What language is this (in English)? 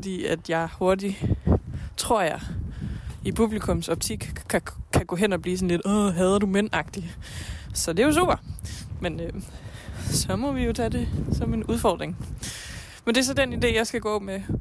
Danish